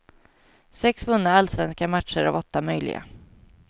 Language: Swedish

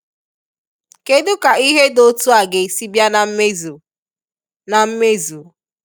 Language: Igbo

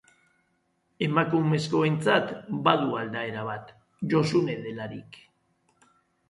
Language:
Basque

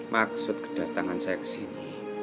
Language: Indonesian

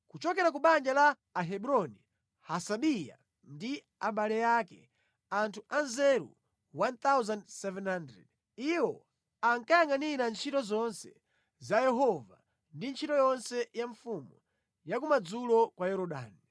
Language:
Nyanja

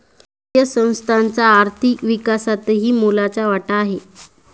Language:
Marathi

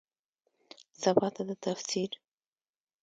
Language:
Pashto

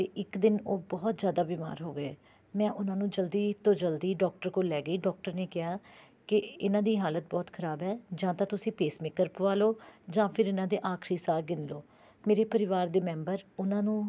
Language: Punjabi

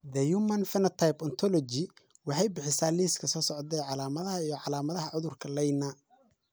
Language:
Somali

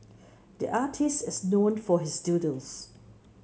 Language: English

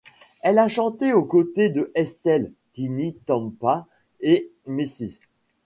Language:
French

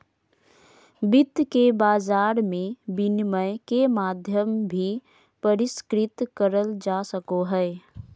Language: Magahi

